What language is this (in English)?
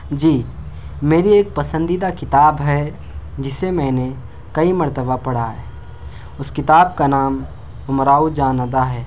Urdu